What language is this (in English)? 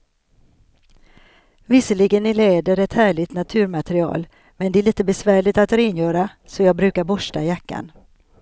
Swedish